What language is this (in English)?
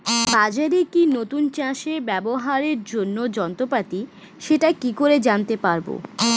Bangla